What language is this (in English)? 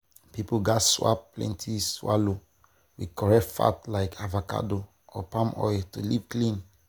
Nigerian Pidgin